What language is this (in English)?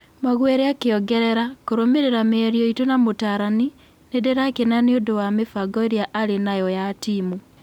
Kikuyu